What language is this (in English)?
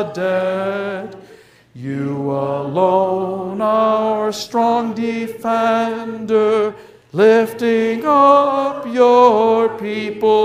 English